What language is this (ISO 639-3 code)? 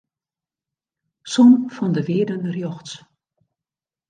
fry